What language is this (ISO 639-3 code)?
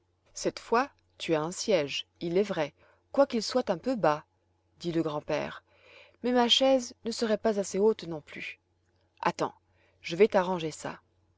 fra